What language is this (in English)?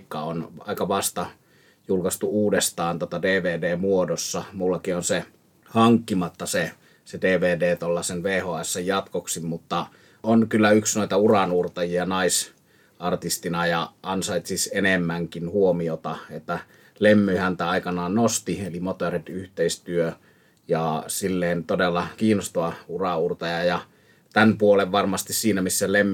Finnish